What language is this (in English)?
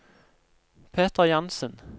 Norwegian